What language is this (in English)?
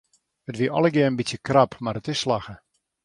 Western Frisian